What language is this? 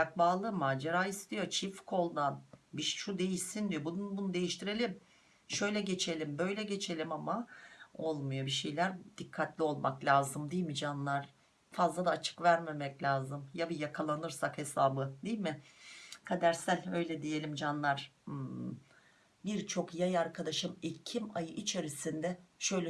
Turkish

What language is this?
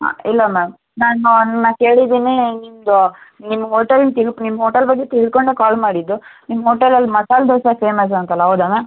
Kannada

